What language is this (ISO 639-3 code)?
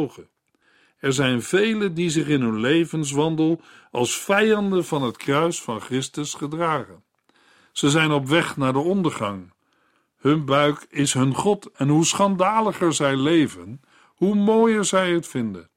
nld